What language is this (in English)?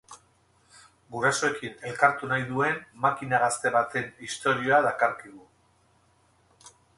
Basque